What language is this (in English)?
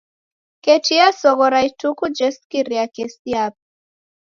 Taita